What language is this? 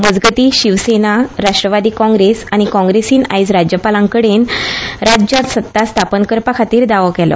Konkani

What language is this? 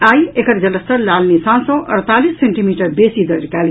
Maithili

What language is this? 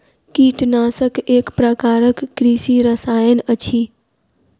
Maithili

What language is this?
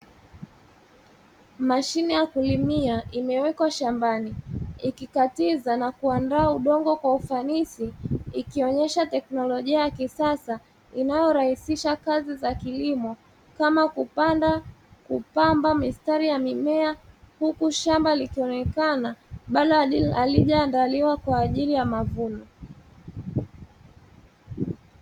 Swahili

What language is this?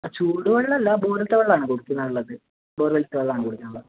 Malayalam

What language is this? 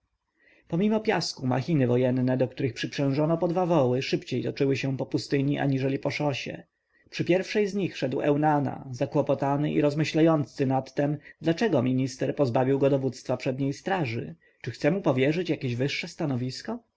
Polish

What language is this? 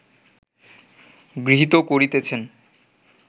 Bangla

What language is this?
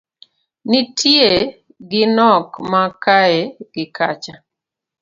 Luo (Kenya and Tanzania)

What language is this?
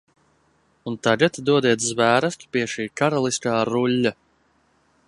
Latvian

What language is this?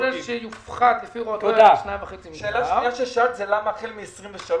Hebrew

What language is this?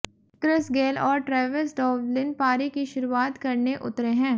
Hindi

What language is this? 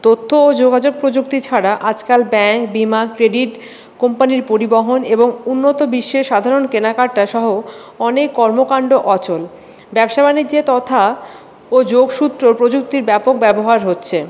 Bangla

